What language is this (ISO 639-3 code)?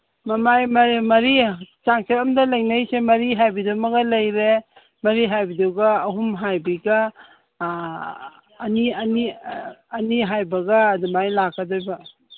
mni